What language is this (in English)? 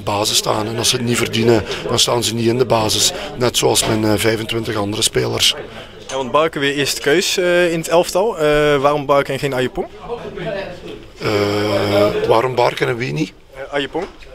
Dutch